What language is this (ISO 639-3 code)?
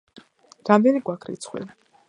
kat